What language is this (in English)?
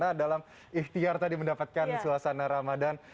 Indonesian